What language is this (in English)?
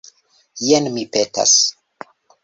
Esperanto